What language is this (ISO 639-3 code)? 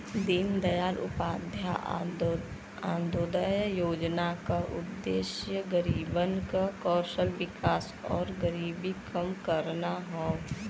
bho